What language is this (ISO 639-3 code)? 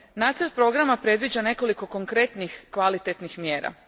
hrv